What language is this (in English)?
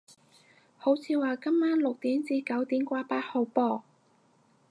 Cantonese